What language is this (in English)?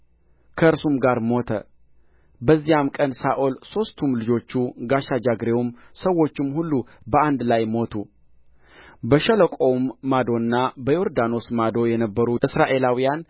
Amharic